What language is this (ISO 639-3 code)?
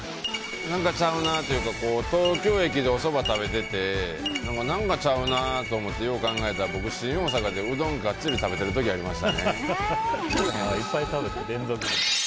jpn